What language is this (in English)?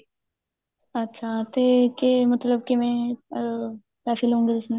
Punjabi